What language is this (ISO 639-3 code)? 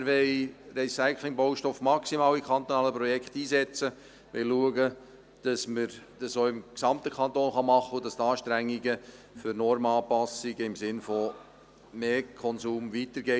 gsw